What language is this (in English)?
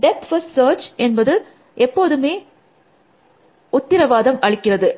Tamil